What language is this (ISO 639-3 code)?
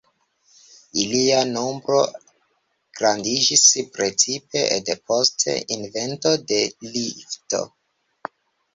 epo